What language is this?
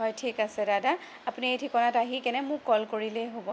Assamese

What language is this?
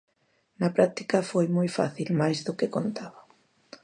Galician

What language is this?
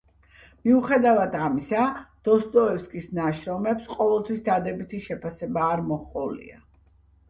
Georgian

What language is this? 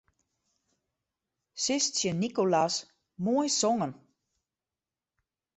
Western Frisian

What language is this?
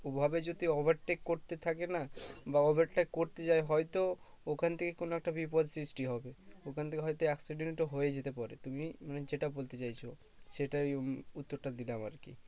Bangla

